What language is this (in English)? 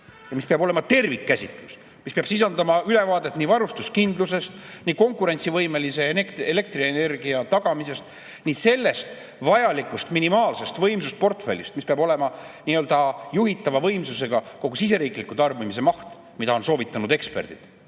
Estonian